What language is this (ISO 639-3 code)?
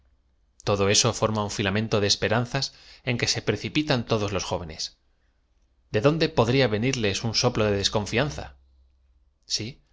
spa